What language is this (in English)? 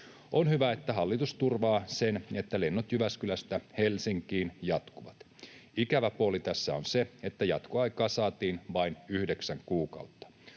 Finnish